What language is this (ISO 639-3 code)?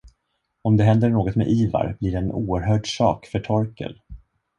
swe